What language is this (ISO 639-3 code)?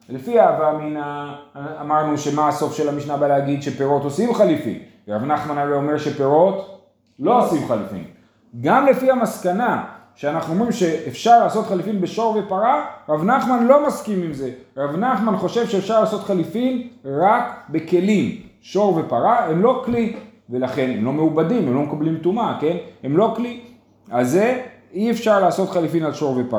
heb